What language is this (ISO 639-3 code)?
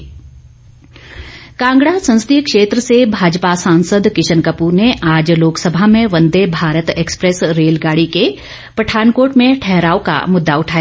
hin